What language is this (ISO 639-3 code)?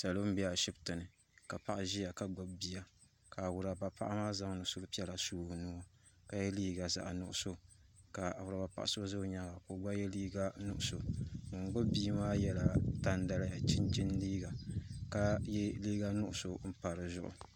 dag